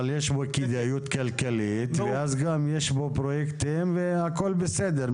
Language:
Hebrew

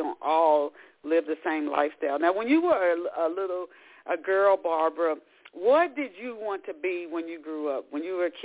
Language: English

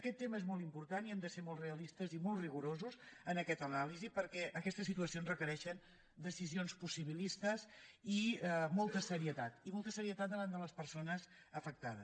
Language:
Catalan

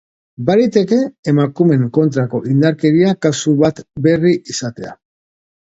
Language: Basque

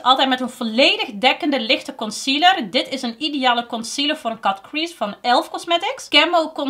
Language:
Dutch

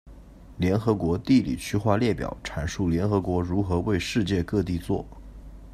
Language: Chinese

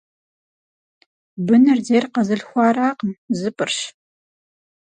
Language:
Kabardian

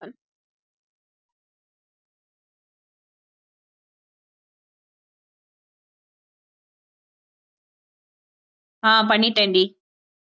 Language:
Tamil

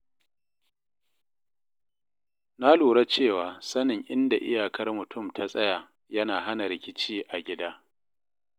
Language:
Hausa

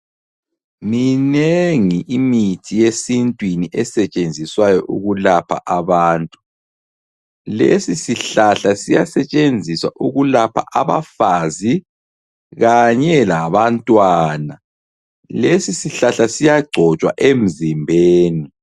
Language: North Ndebele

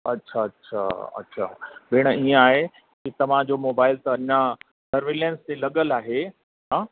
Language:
Sindhi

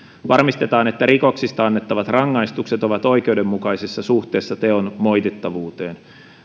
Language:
Finnish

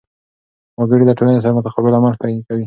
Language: Pashto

